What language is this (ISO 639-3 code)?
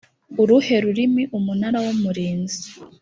kin